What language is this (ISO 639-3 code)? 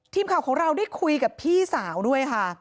tha